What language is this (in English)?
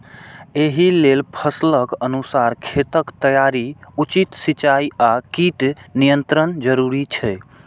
Maithili